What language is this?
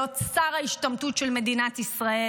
Hebrew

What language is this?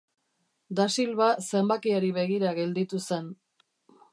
Basque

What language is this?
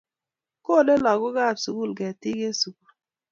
Kalenjin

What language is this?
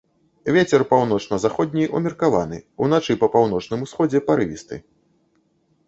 Belarusian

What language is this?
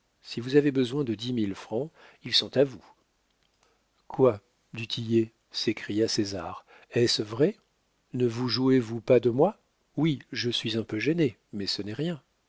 French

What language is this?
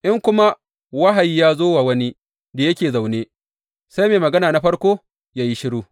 Hausa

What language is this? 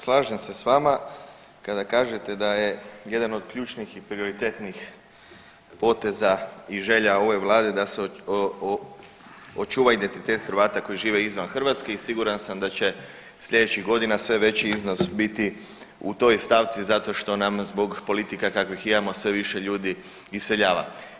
Croatian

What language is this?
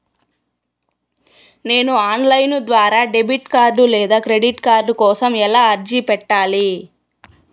Telugu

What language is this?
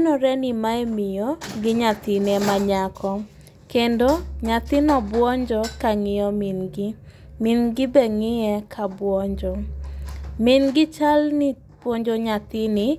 Luo (Kenya and Tanzania)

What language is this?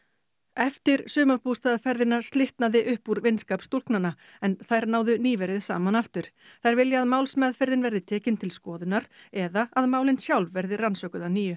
Icelandic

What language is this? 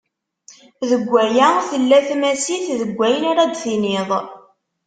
Kabyle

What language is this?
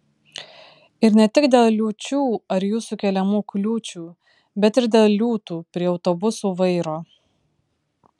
Lithuanian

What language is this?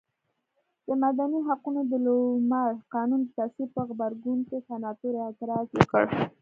Pashto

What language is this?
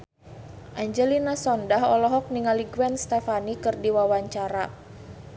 Sundanese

